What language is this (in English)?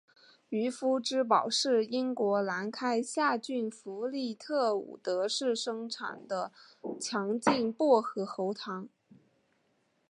Chinese